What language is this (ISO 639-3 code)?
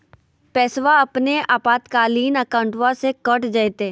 mag